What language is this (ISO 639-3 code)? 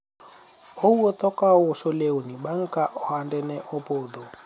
luo